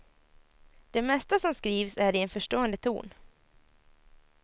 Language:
Swedish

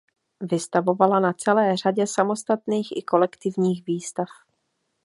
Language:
Czech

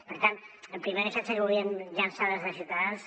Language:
Catalan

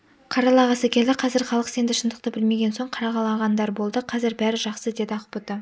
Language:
Kazakh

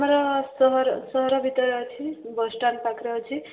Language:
Odia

